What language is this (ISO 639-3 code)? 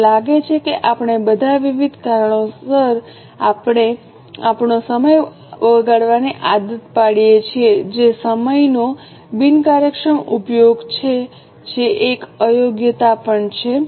guj